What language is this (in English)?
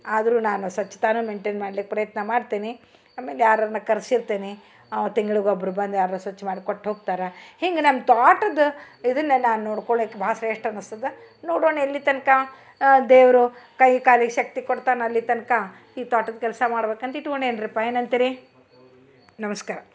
Kannada